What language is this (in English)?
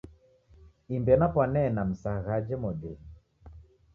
Taita